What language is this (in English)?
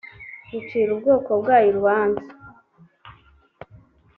Kinyarwanda